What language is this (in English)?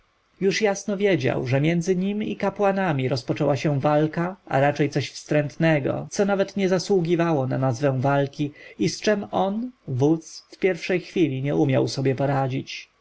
Polish